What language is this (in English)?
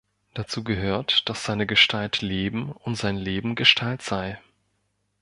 German